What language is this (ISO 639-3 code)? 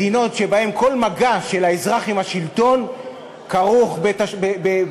heb